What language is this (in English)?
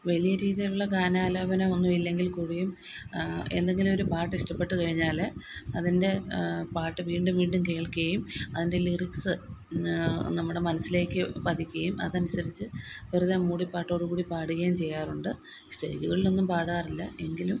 Malayalam